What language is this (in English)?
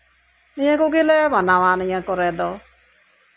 Santali